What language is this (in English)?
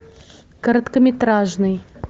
Russian